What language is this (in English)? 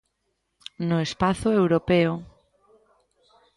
Galician